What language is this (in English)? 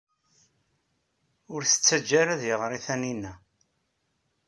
Kabyle